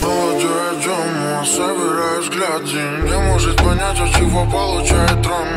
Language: Romanian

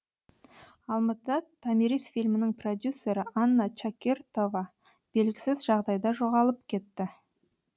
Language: Kazakh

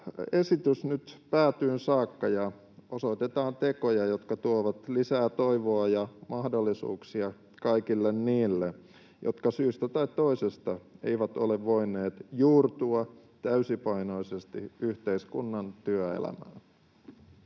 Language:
Finnish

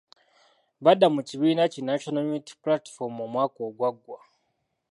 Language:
Ganda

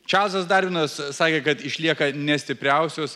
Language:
Lithuanian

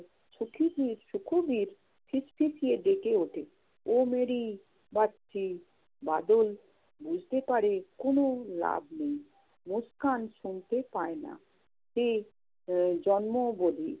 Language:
Bangla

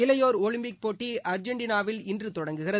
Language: Tamil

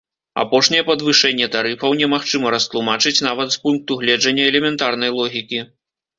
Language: Belarusian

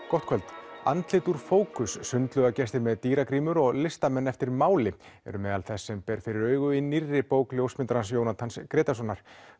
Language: Icelandic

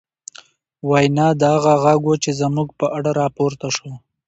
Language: Pashto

